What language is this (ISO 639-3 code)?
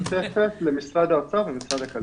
heb